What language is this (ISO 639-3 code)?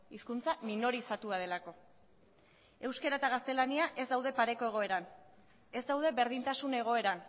eus